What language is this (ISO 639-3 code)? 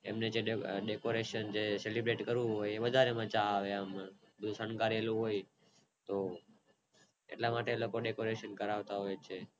guj